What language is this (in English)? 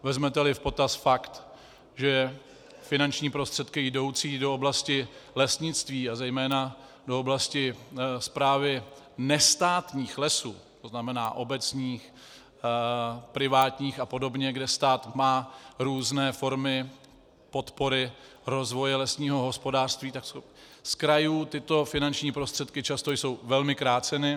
Czech